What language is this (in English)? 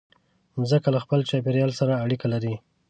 Pashto